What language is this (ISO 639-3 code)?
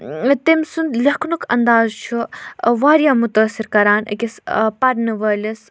kas